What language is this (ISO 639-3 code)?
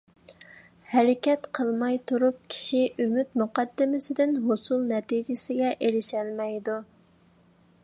uig